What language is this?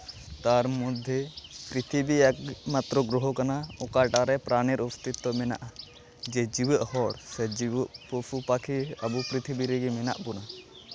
Santali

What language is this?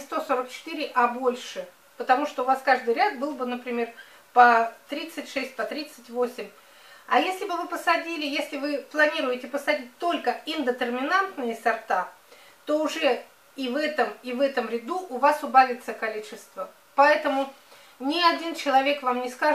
Russian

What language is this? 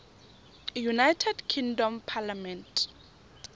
Tswana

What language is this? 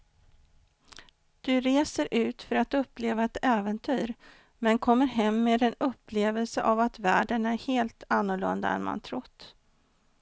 Swedish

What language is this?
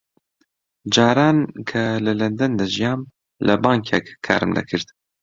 Central Kurdish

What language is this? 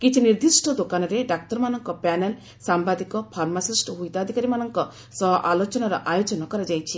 Odia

